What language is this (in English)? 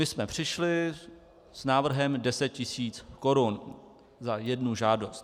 Czech